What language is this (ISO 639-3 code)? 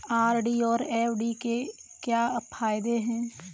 hin